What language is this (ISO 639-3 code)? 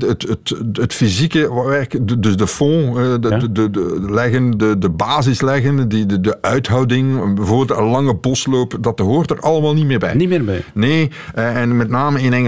nld